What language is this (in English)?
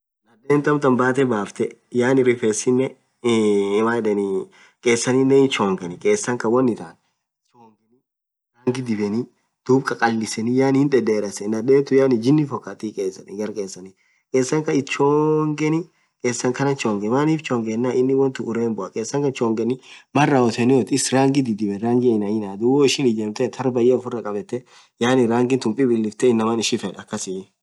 Orma